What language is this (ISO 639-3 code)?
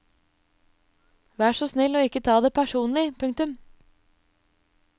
nor